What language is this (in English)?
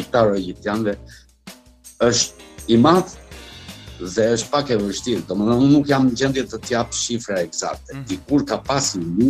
Romanian